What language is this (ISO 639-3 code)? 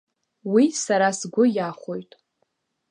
abk